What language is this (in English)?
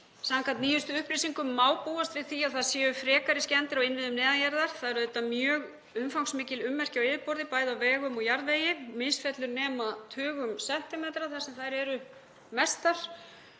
Icelandic